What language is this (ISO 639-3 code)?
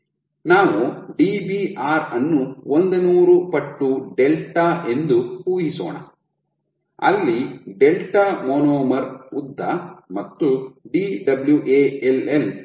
kan